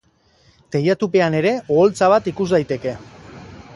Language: Basque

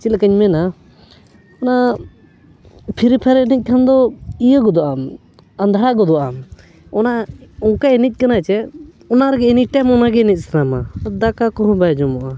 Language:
Santali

